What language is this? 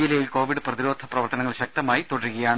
Malayalam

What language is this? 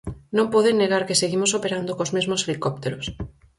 Galician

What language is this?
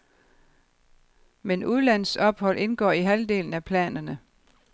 Danish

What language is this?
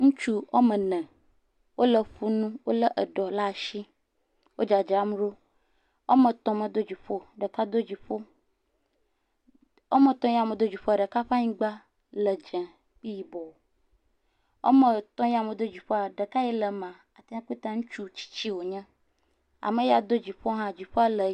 Ewe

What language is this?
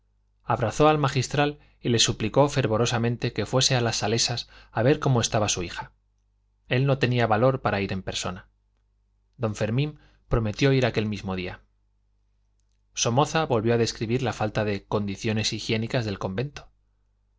Spanish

